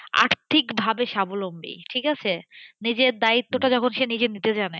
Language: Bangla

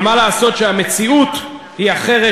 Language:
Hebrew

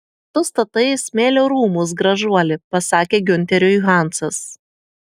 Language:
Lithuanian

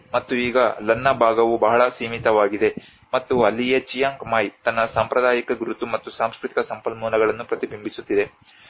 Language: Kannada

